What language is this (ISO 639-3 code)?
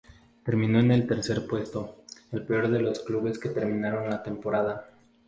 spa